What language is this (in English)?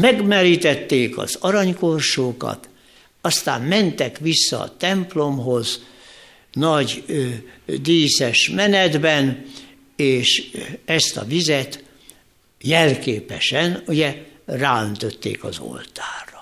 Hungarian